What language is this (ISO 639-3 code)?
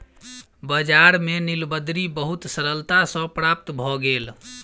mai